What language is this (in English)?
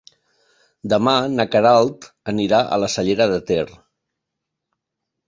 Catalan